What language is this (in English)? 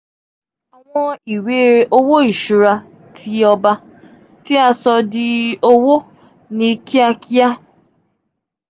Yoruba